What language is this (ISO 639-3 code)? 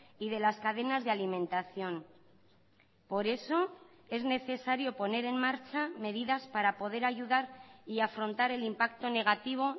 spa